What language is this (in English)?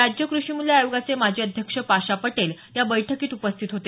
Marathi